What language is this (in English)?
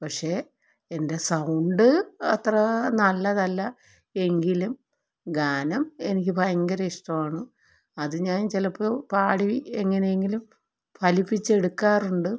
Malayalam